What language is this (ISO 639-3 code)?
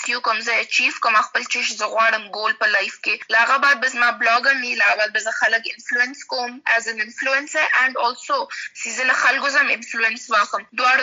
urd